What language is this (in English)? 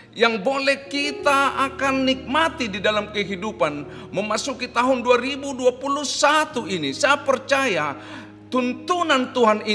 Indonesian